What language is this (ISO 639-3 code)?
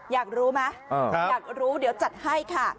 tha